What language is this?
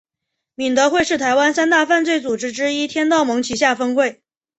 Chinese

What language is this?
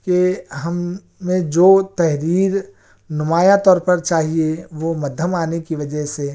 Urdu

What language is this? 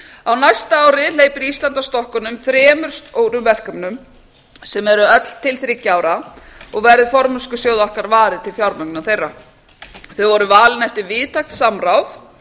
Icelandic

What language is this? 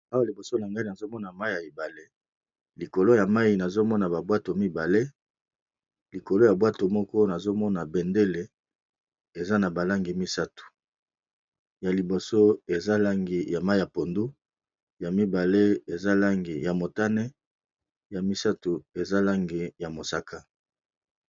Lingala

